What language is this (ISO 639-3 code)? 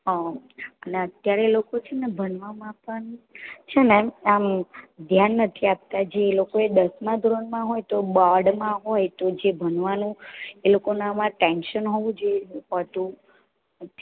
guj